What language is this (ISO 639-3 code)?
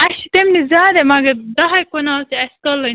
kas